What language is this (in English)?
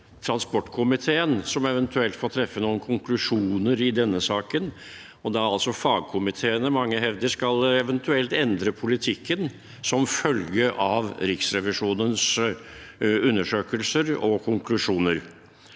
Norwegian